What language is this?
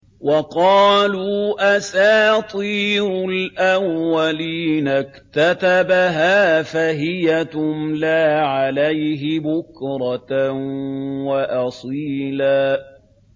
Arabic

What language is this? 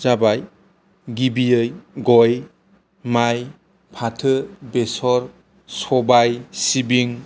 Bodo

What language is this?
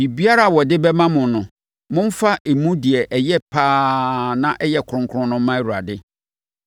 Akan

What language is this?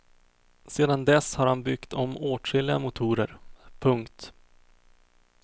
Swedish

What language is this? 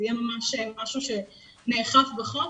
Hebrew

